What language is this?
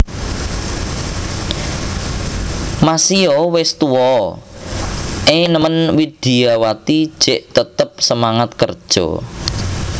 Javanese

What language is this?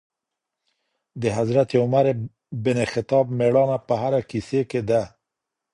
Pashto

